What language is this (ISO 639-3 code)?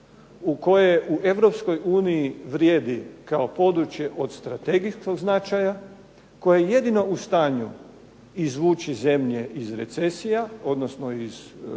hrv